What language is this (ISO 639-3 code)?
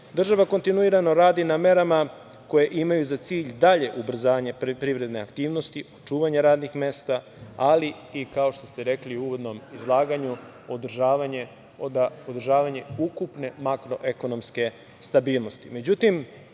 srp